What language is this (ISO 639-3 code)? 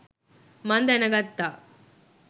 sin